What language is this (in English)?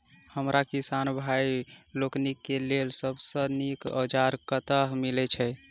Maithili